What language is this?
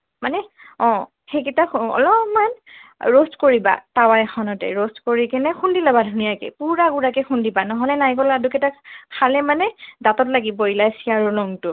Assamese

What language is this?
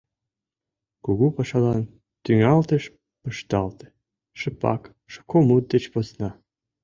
Mari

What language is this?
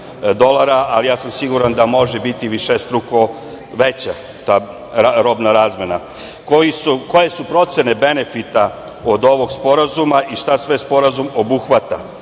Serbian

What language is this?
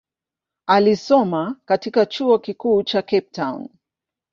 Swahili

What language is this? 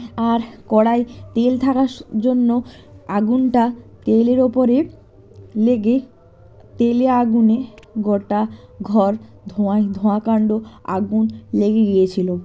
Bangla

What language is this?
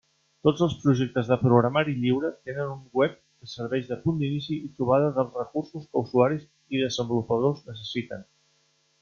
Catalan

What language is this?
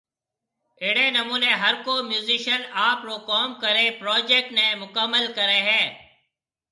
Marwari (Pakistan)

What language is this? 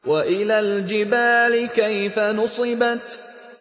Arabic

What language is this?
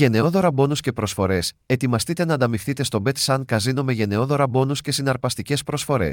Greek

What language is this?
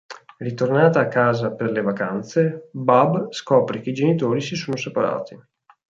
Italian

